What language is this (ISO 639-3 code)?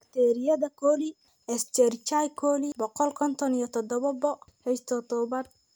som